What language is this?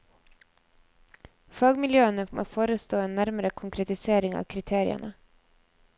Norwegian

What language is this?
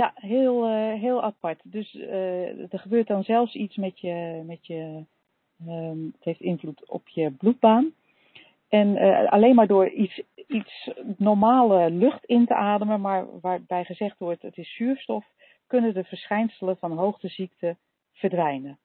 Dutch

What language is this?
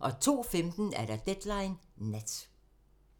Danish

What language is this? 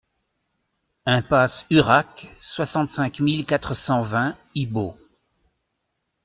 French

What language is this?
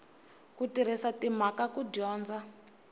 Tsonga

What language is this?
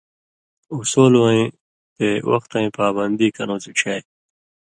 Indus Kohistani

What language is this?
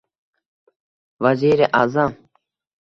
Uzbek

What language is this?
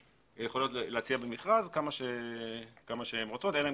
Hebrew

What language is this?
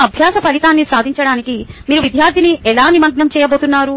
Telugu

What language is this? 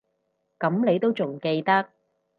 Cantonese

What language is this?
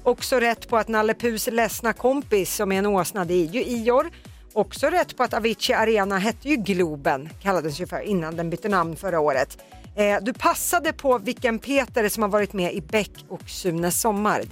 Swedish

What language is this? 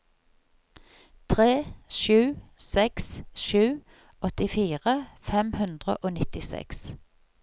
Norwegian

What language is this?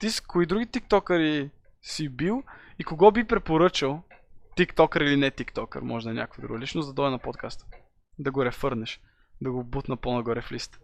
Bulgarian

